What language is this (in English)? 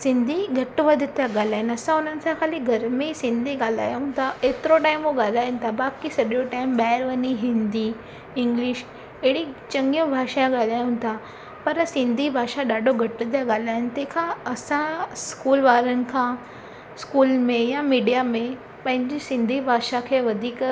Sindhi